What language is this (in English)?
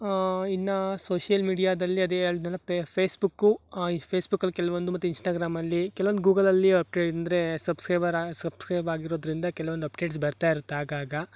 Kannada